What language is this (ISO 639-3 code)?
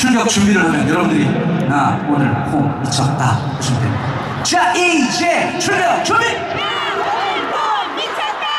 kor